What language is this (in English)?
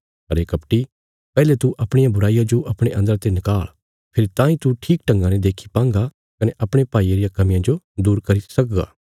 Bilaspuri